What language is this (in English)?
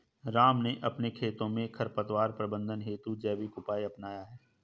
Hindi